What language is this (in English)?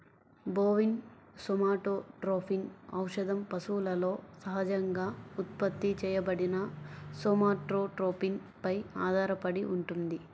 Telugu